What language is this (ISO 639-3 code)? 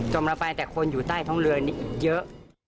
tha